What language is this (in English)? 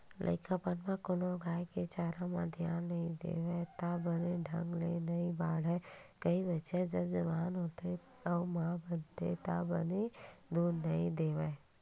Chhattisgarhi